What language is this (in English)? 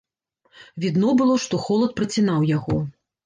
Belarusian